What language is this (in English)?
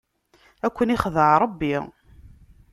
Kabyle